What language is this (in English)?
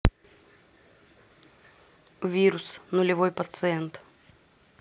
Russian